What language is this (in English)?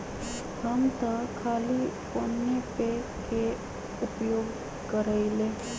Magahi